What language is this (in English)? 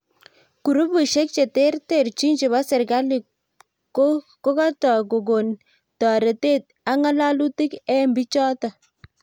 Kalenjin